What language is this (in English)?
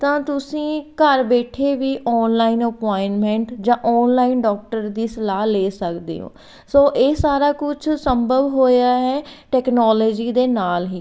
Punjabi